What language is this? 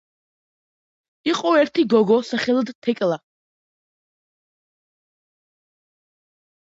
Georgian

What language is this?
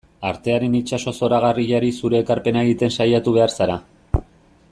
Basque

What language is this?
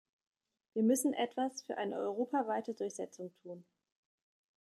German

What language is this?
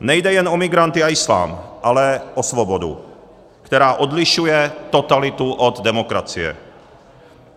Czech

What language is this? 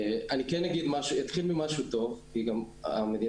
Hebrew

